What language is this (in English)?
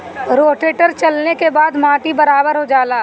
Bhojpuri